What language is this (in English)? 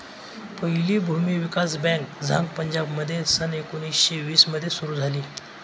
Marathi